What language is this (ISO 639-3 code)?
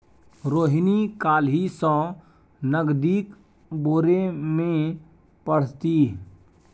mai